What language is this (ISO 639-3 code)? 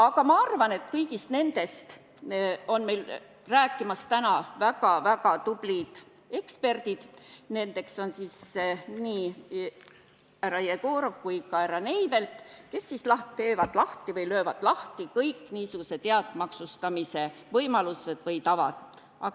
est